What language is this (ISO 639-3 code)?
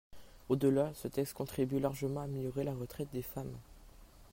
fra